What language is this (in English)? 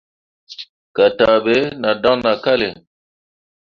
Mundang